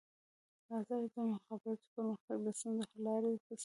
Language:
Pashto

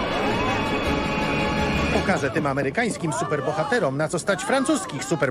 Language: Polish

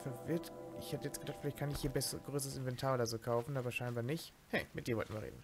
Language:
German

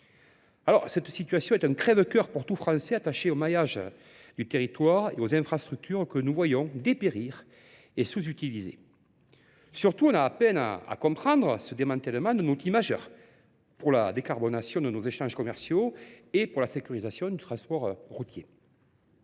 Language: French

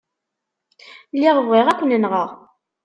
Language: Kabyle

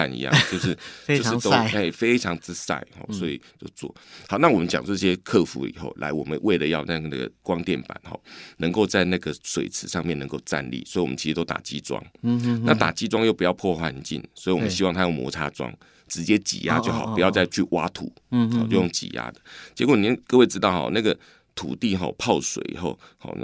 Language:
Chinese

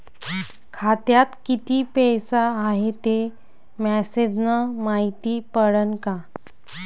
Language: Marathi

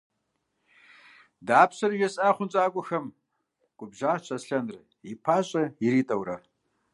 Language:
Kabardian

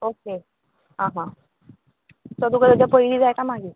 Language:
Konkani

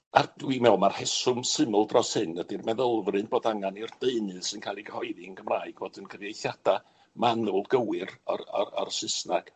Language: Welsh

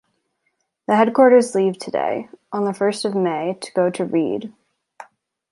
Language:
English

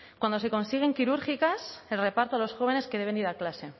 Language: Spanish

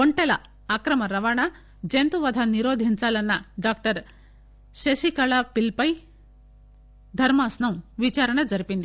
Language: Telugu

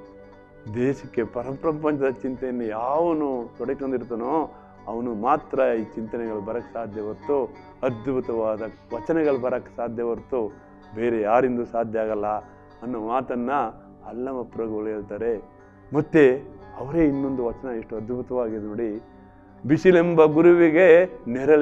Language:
Kannada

